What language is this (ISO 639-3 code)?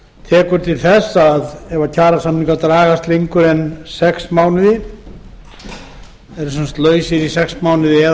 isl